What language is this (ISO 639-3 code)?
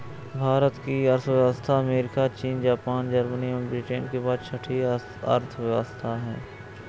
hin